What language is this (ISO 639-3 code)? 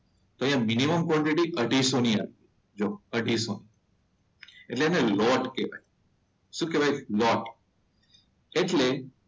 guj